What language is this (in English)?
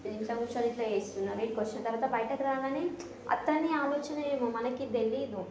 Telugu